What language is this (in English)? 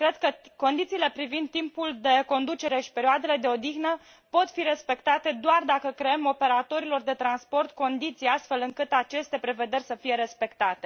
Romanian